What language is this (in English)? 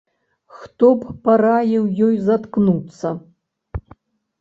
Belarusian